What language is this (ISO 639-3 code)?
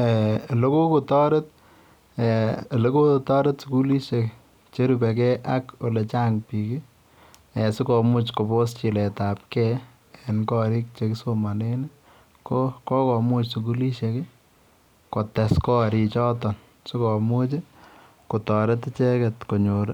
kln